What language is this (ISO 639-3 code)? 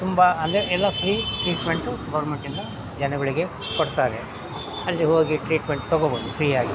kan